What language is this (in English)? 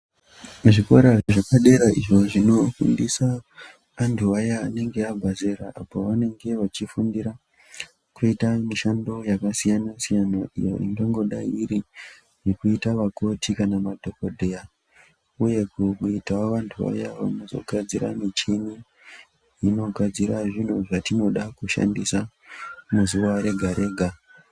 Ndau